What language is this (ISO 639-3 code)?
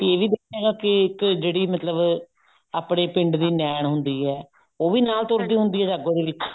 pan